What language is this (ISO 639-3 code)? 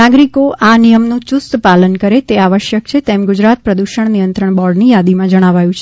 guj